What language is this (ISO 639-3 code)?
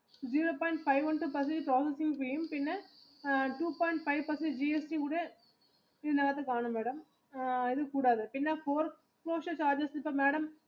mal